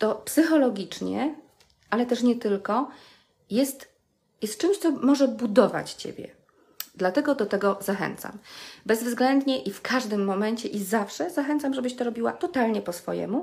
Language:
Polish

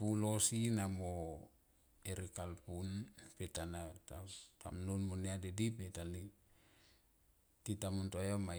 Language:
Tomoip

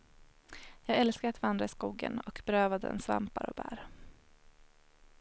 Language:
Swedish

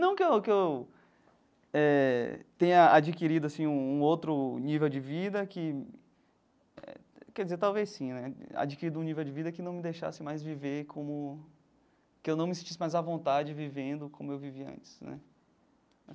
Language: Portuguese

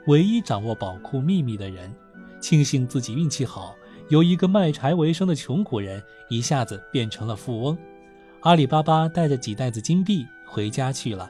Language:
Chinese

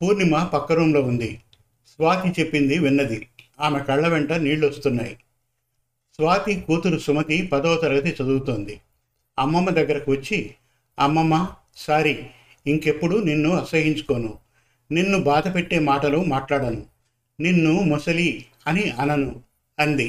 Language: Telugu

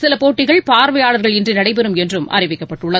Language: Tamil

